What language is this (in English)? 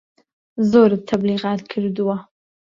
Central Kurdish